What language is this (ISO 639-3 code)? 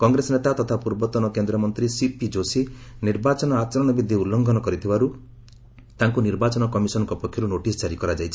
ori